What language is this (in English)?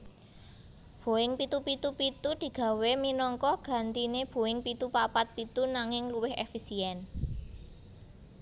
Javanese